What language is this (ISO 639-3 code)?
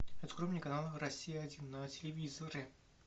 rus